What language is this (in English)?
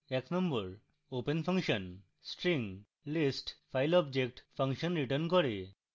Bangla